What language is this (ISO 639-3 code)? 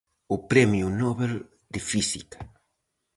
glg